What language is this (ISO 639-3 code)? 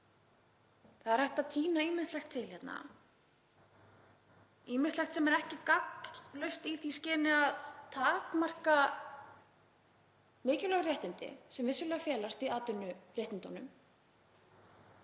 isl